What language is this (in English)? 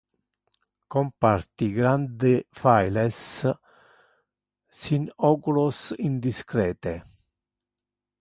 Interlingua